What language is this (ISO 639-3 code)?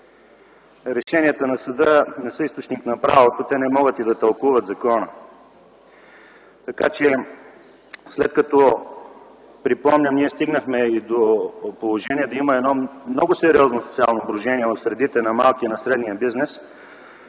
bul